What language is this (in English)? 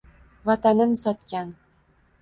Uzbek